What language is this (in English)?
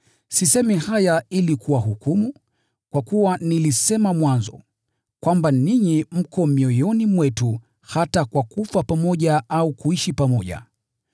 Swahili